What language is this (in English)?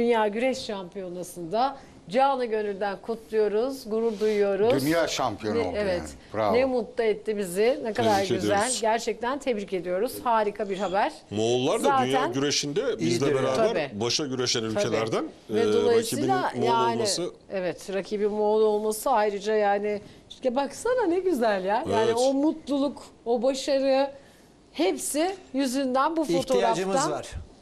Turkish